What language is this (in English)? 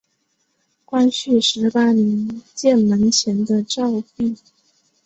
Chinese